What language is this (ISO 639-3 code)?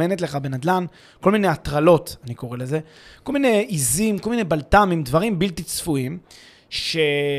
heb